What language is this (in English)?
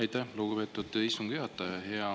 Estonian